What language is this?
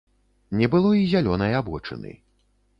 Belarusian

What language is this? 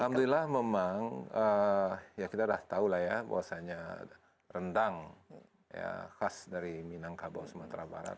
Indonesian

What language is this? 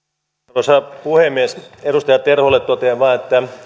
Finnish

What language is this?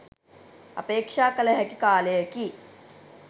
Sinhala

